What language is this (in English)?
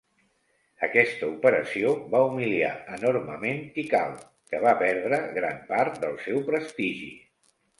Catalan